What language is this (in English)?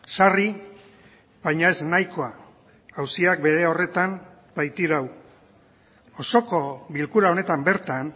Basque